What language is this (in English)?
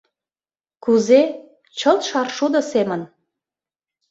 Mari